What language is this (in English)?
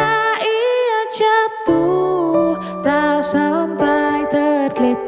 Indonesian